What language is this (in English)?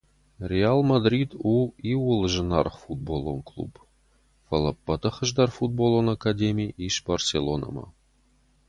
Ossetic